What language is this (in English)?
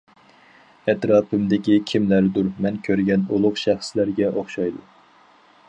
Uyghur